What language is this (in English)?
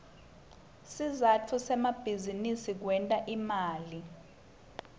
Swati